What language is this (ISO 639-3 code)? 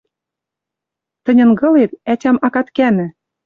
mrj